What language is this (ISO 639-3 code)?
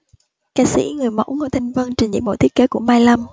vie